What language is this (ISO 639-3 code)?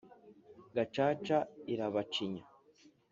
kin